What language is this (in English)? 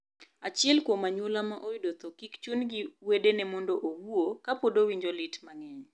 Luo (Kenya and Tanzania)